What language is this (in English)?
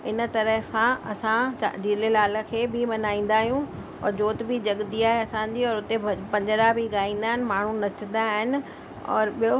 Sindhi